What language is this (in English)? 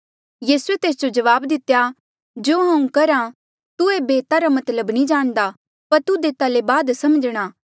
Mandeali